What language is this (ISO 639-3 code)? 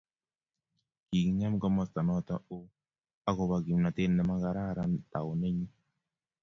kln